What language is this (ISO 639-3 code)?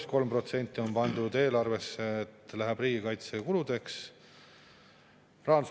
est